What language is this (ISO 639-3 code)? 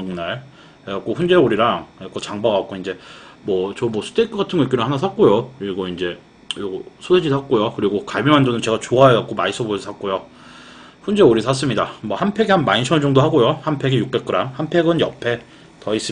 kor